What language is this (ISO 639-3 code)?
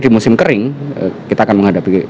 ind